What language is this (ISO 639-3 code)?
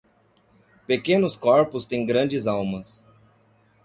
por